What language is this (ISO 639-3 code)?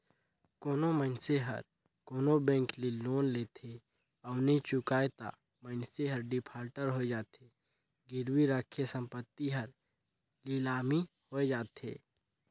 hne